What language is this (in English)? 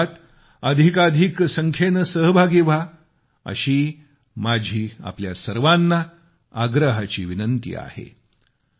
Marathi